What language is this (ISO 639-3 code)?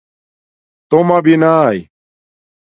dmk